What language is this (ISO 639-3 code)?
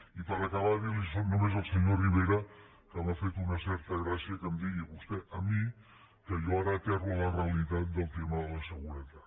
cat